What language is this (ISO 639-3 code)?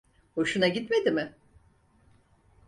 tur